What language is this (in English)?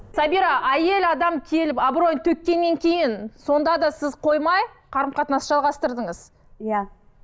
Kazakh